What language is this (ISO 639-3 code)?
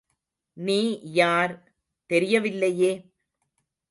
tam